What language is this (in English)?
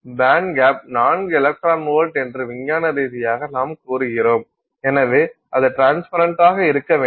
Tamil